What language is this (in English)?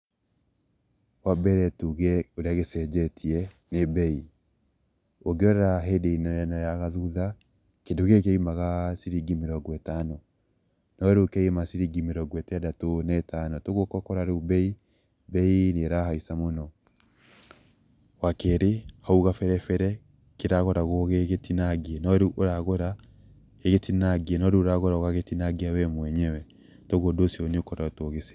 Kikuyu